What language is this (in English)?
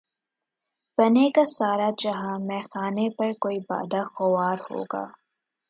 Urdu